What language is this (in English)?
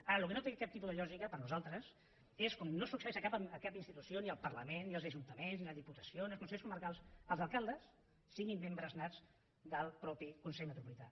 Catalan